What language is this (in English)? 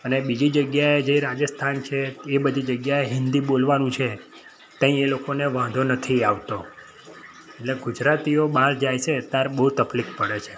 Gujarati